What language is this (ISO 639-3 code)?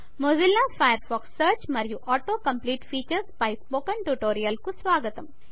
tel